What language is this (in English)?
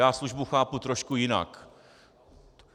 Czech